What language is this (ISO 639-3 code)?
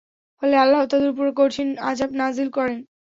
ben